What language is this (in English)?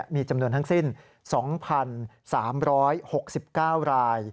Thai